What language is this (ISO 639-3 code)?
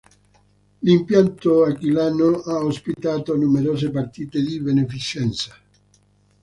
ita